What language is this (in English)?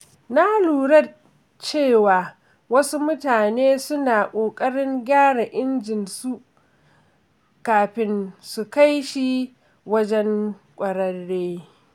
Hausa